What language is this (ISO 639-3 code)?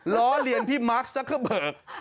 tha